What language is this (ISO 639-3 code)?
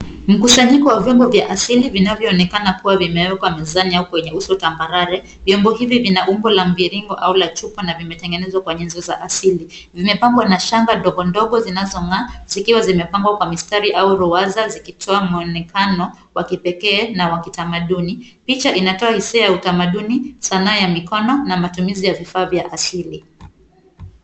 swa